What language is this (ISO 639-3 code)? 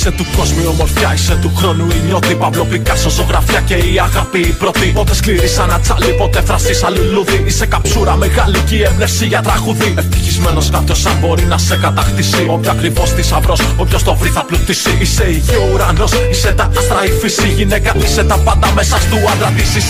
ell